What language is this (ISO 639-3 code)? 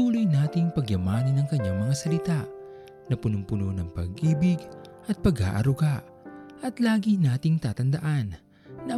fil